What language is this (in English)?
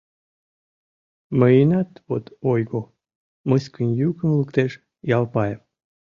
Mari